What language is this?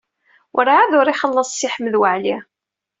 Kabyle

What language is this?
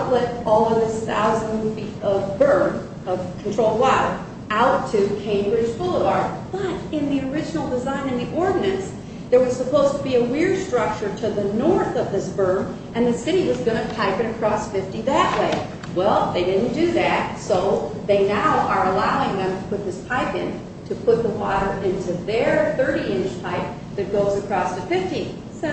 English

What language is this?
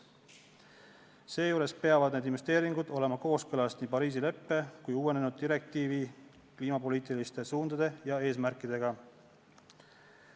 Estonian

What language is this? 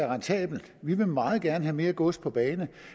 Danish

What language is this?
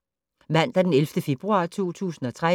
Danish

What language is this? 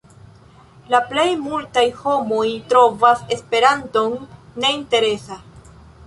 Esperanto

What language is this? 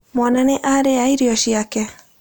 Kikuyu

